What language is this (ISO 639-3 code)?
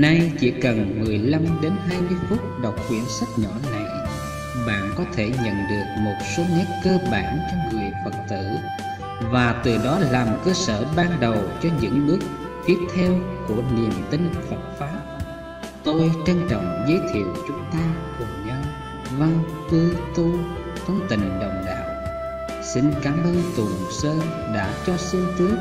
vie